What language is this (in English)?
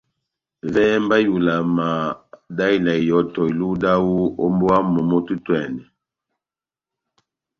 Batanga